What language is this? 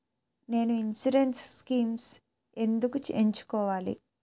Telugu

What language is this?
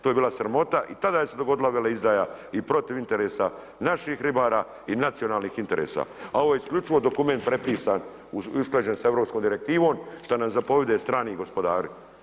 Croatian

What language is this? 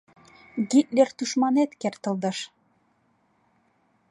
Mari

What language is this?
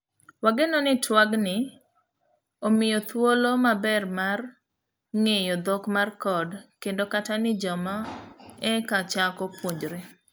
Luo (Kenya and Tanzania)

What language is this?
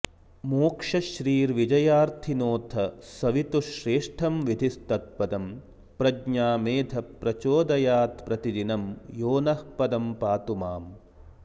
Sanskrit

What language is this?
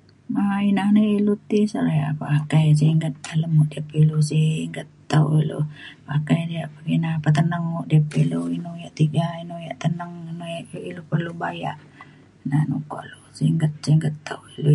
Mainstream Kenyah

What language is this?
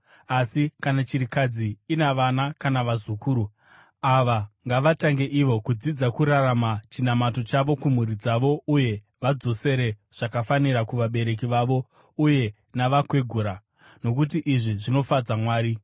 Shona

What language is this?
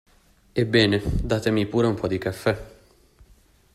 Italian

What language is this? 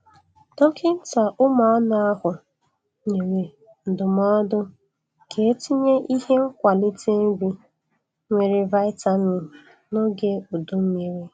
Igbo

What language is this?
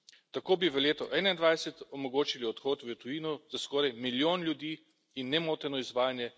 Slovenian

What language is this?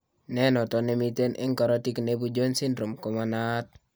Kalenjin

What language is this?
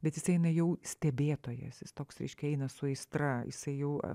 Lithuanian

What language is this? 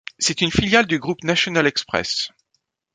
French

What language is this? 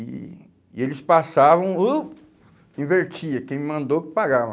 Portuguese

